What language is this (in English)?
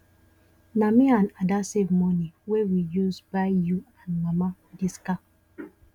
Nigerian Pidgin